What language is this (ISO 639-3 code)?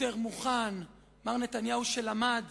heb